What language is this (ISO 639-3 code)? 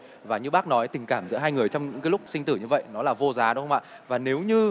vie